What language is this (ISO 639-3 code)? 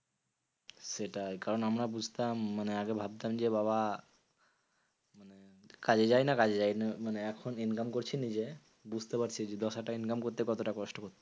ben